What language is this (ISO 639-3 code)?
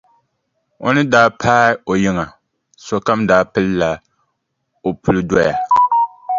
dag